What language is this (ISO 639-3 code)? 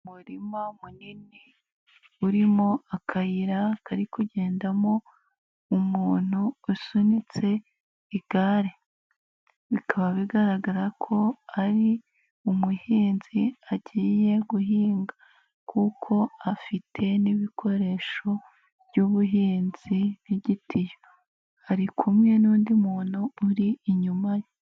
kin